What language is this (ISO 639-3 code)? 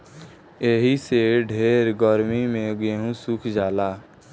bho